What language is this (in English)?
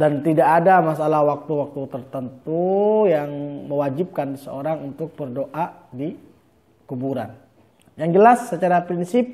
Indonesian